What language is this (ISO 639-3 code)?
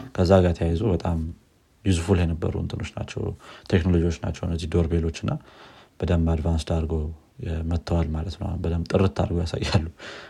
amh